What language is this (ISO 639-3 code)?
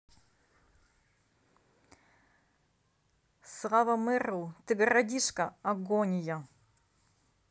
rus